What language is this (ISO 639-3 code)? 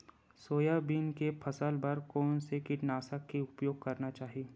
hne